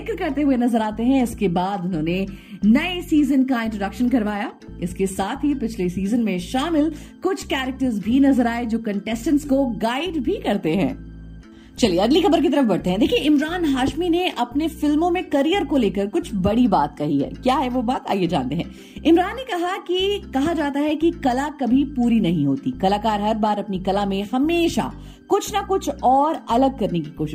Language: Hindi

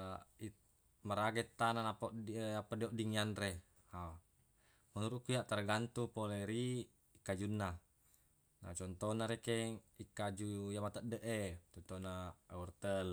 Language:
Buginese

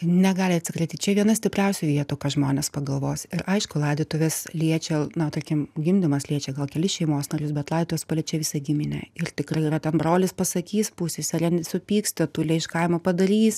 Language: Lithuanian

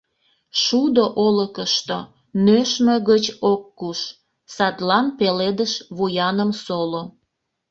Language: Mari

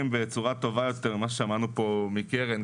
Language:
Hebrew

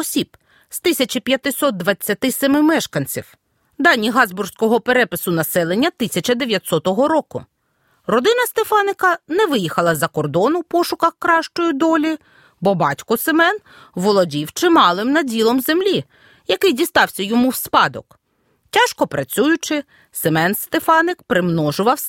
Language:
Ukrainian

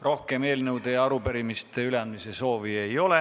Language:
Estonian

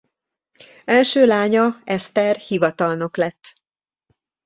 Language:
Hungarian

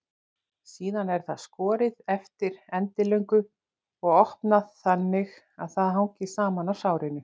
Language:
Icelandic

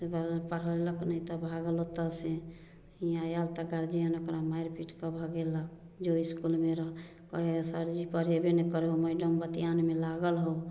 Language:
Maithili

